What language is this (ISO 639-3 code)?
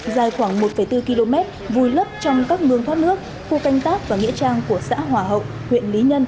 vie